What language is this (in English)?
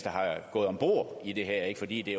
Danish